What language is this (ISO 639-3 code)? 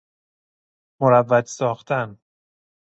fas